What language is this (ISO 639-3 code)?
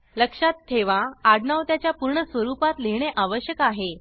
mar